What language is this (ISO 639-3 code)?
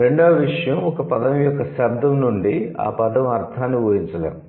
tel